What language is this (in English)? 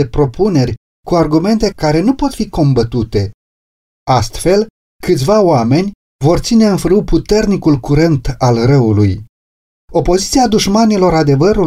Romanian